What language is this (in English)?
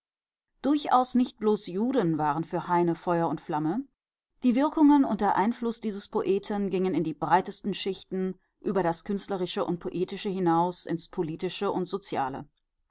German